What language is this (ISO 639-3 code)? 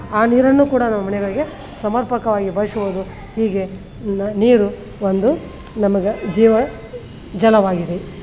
kan